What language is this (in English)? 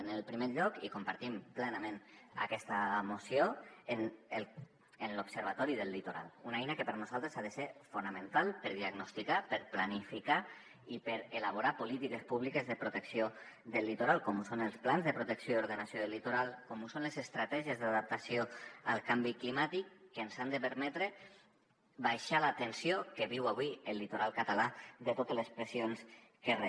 Catalan